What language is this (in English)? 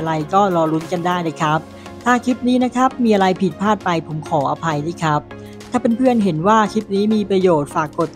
Thai